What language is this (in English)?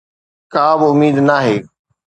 Sindhi